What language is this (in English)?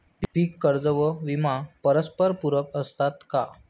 Marathi